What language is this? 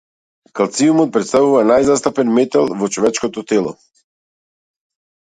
Macedonian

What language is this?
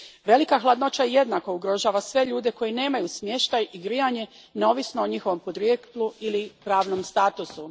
Croatian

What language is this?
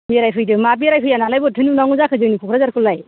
Bodo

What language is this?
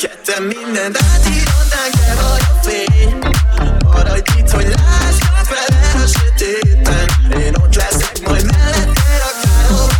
Hungarian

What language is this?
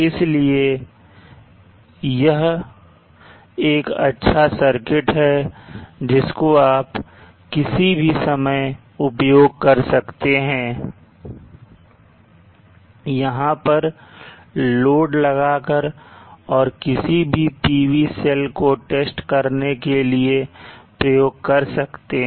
Hindi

